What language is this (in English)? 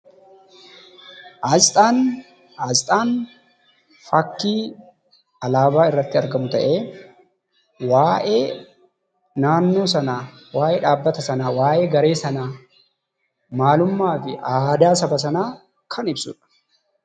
Oromo